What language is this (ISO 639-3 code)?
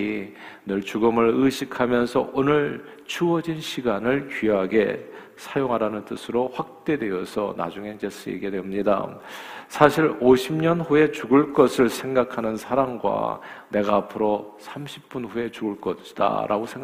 kor